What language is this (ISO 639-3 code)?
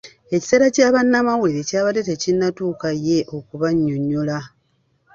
lug